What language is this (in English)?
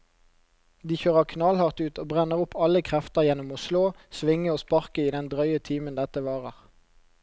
Norwegian